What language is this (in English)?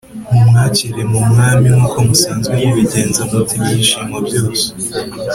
Kinyarwanda